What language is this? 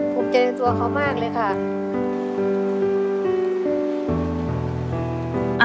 Thai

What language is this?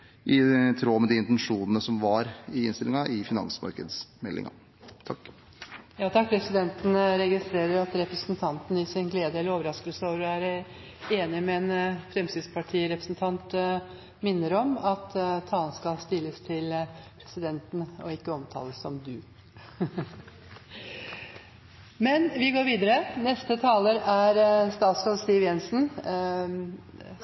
Norwegian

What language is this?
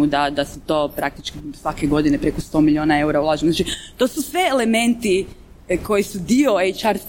Croatian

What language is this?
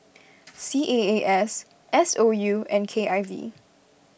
English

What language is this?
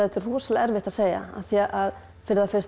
Icelandic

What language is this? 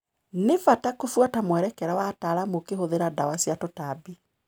Kikuyu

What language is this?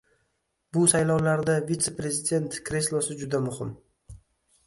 Uzbek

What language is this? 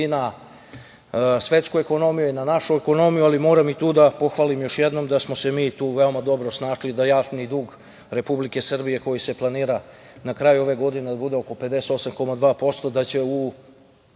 Serbian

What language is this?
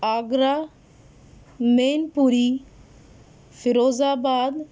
Urdu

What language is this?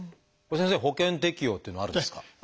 Japanese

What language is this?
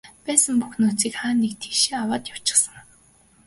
Mongolian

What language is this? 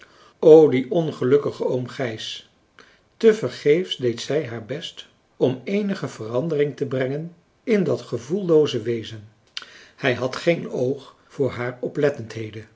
Dutch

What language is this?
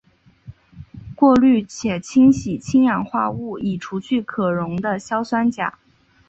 Chinese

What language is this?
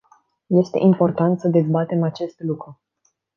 Romanian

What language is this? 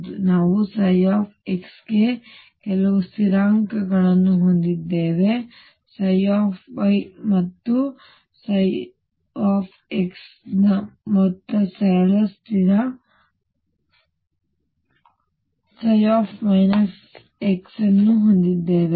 Kannada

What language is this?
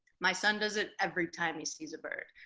English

